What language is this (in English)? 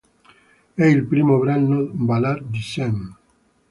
Italian